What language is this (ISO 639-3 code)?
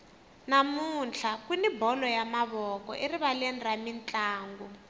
tso